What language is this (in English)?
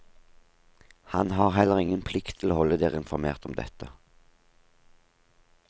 Norwegian